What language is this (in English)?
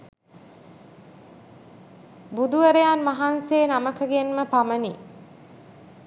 Sinhala